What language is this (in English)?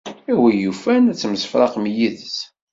Kabyle